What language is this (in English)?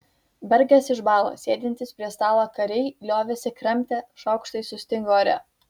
Lithuanian